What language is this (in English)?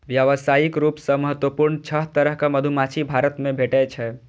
Maithili